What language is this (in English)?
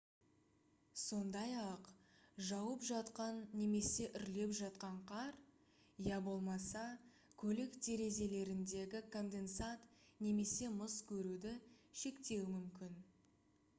Kazakh